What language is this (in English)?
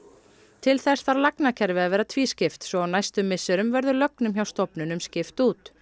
Icelandic